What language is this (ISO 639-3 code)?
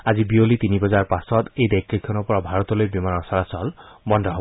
asm